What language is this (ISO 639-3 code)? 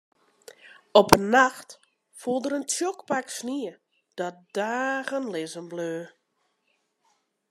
fry